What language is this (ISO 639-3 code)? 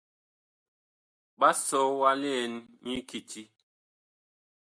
bkh